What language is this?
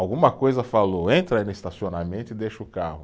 Portuguese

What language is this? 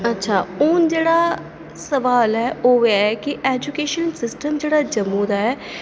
Dogri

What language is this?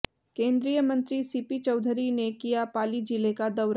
Hindi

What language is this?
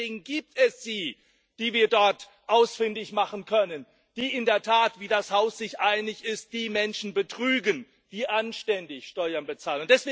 German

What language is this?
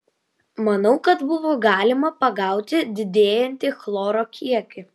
Lithuanian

